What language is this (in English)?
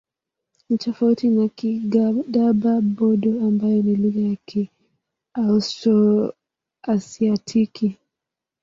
Swahili